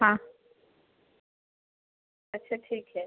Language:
Hindi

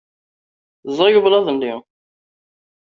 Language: Kabyle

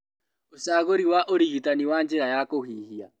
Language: Kikuyu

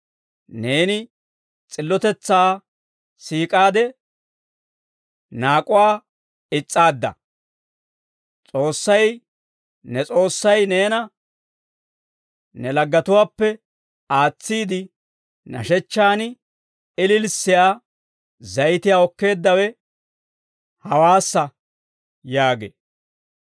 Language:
Dawro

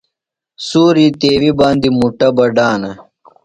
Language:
Phalura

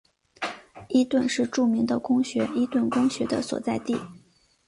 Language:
Chinese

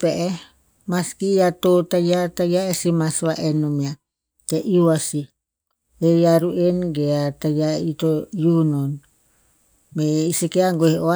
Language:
Tinputz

